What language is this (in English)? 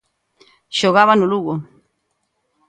Galician